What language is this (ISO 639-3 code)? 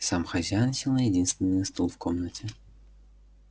rus